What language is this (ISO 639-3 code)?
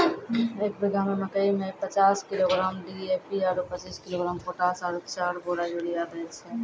mai